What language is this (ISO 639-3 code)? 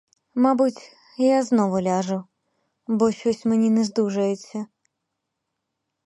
ukr